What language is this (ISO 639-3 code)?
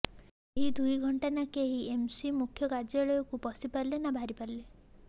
ori